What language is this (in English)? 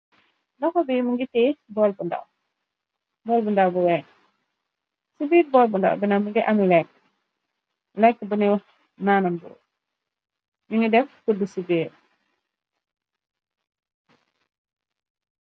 Wolof